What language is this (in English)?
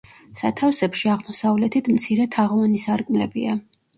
Georgian